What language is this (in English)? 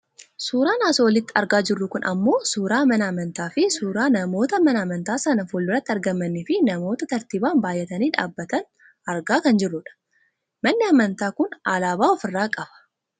Oromo